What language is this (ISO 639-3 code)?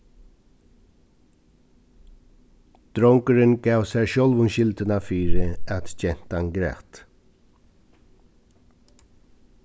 fao